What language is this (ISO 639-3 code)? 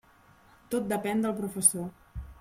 cat